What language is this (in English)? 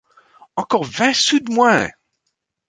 French